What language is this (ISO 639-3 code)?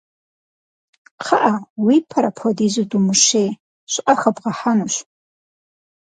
kbd